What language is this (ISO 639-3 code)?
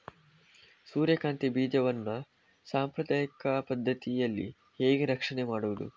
kan